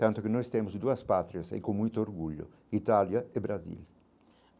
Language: Portuguese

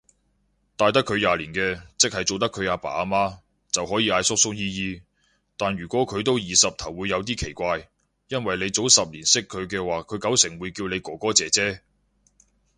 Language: Cantonese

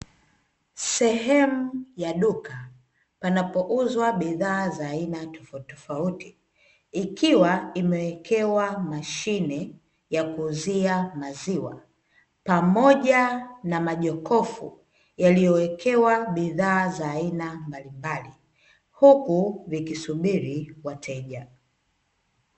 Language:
Swahili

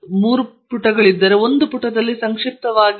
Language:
Kannada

